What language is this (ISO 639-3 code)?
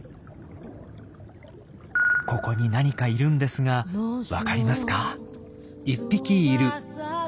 jpn